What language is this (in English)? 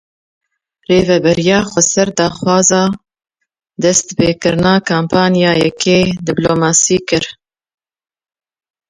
Kurdish